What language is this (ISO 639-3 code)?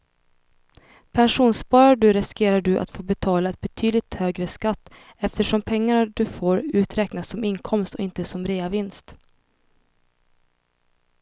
swe